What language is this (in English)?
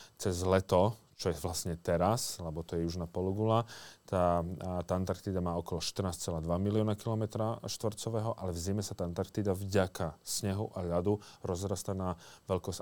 Slovak